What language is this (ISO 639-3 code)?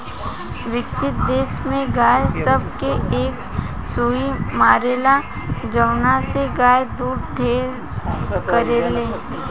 bho